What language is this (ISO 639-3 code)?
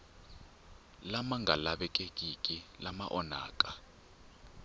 tso